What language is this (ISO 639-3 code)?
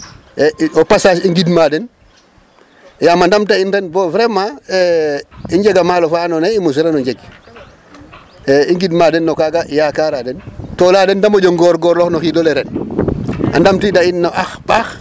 srr